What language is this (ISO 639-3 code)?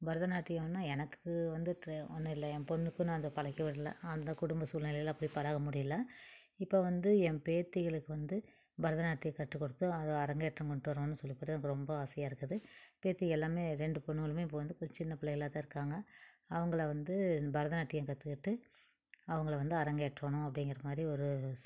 tam